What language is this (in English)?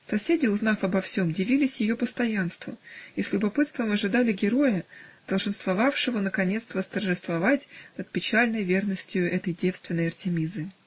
Russian